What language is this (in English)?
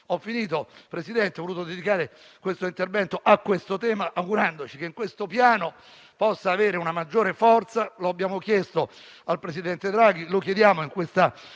Italian